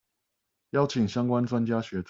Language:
Chinese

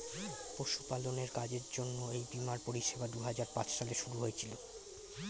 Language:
Bangla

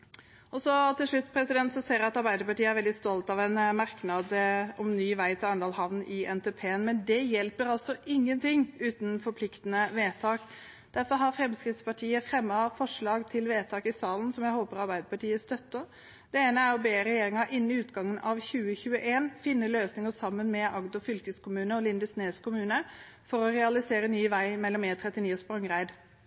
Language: Norwegian Bokmål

